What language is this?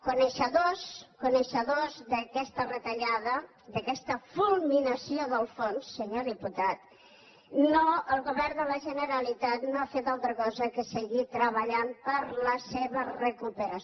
Catalan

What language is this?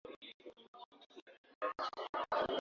Swahili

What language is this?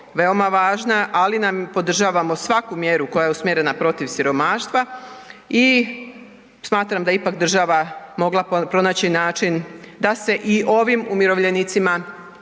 Croatian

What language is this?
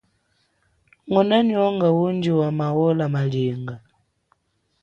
Chokwe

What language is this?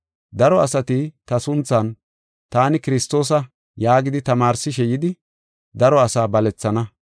Gofa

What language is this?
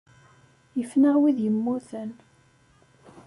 Kabyle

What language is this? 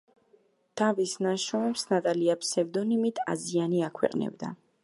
Georgian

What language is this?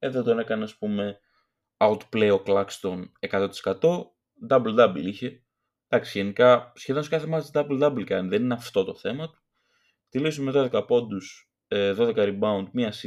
Greek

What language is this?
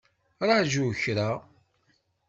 Kabyle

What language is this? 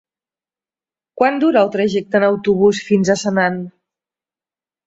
Catalan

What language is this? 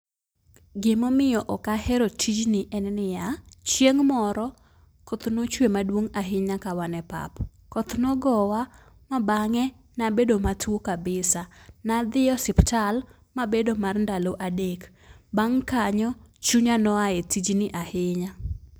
Luo (Kenya and Tanzania)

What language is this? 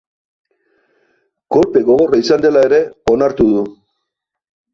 Basque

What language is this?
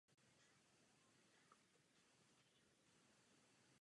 Czech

